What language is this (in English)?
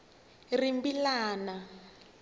Tsonga